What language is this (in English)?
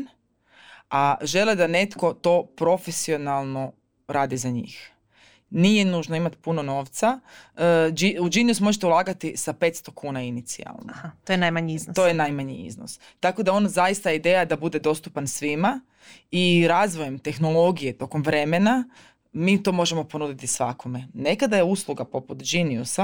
Croatian